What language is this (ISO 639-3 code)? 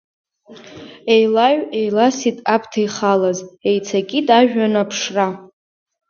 abk